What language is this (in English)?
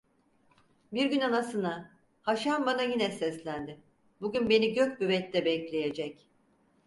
Turkish